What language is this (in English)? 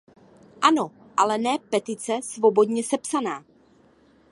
Czech